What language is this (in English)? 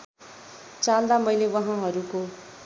Nepali